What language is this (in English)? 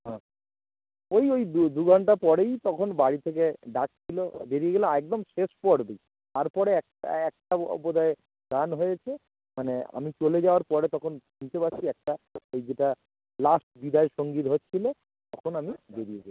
Bangla